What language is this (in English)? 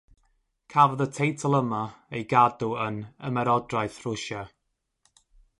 Welsh